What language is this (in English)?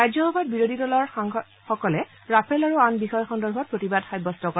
Assamese